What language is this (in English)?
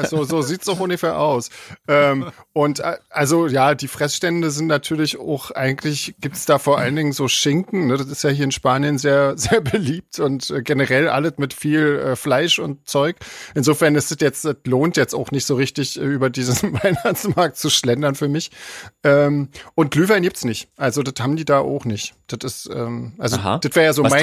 German